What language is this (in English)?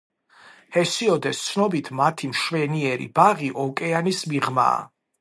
Georgian